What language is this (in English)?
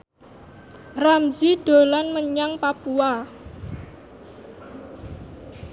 Javanese